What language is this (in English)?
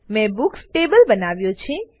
Gujarati